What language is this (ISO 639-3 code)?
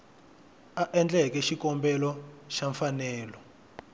tso